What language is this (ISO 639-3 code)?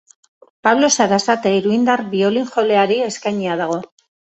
eus